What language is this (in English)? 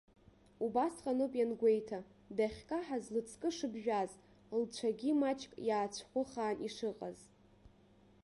Abkhazian